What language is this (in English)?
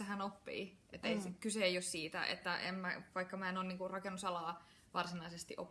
Finnish